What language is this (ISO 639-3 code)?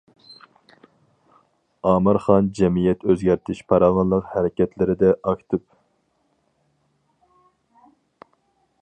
uig